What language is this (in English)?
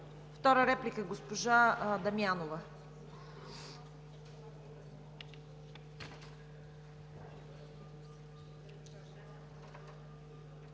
Bulgarian